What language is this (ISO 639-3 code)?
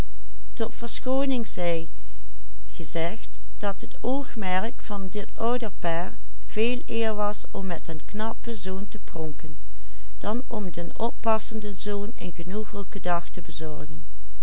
nld